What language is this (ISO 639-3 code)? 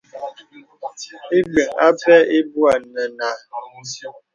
beb